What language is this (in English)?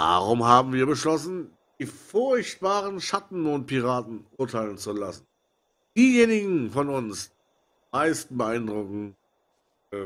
German